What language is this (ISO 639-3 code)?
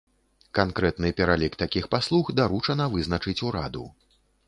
bel